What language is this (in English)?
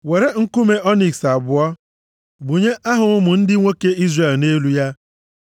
Igbo